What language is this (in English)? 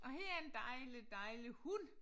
Danish